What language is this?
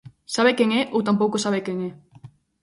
Galician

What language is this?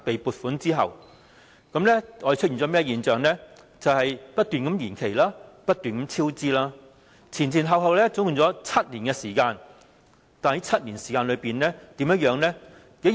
Cantonese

